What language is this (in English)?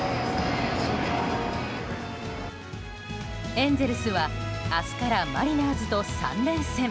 Japanese